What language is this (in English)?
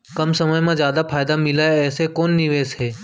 Chhattisgarhi